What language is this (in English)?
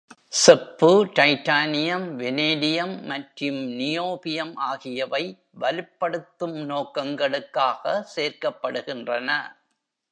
Tamil